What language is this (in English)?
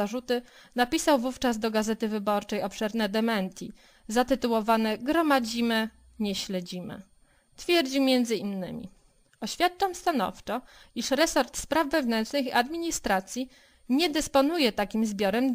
Polish